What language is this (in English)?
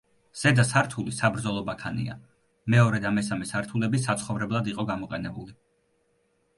Georgian